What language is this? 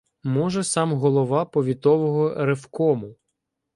Ukrainian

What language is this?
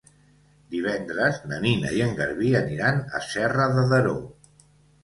Catalan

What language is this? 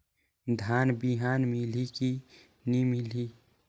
Chhattisgarhi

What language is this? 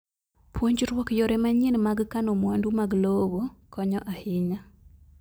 Luo (Kenya and Tanzania)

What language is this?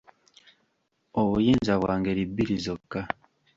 Ganda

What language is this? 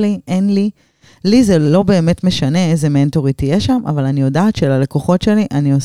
Hebrew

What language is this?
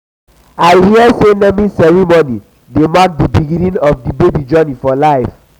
Nigerian Pidgin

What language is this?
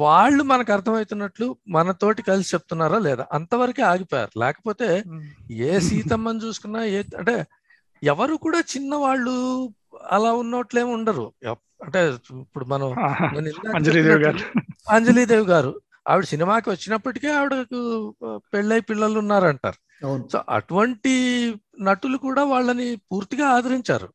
Telugu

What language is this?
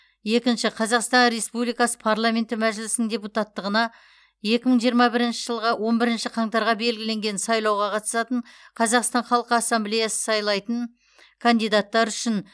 Kazakh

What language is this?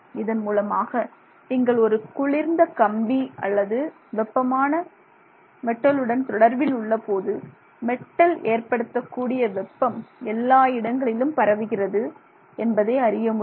Tamil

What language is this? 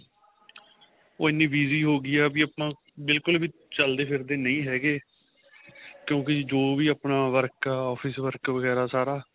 Punjabi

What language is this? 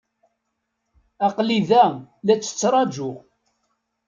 Kabyle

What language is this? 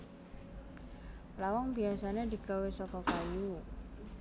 Javanese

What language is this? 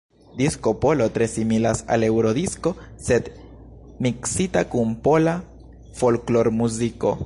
Esperanto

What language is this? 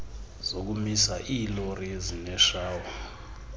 Xhosa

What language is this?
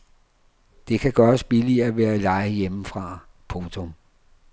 Danish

